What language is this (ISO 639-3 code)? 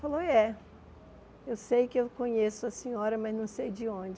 por